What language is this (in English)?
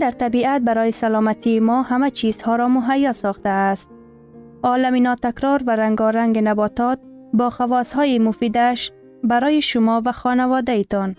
Persian